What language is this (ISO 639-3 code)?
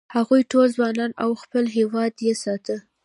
pus